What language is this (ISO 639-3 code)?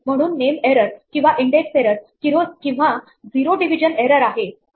mar